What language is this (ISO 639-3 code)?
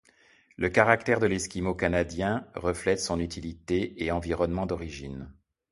fra